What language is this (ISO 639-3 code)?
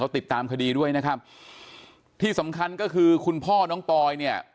tha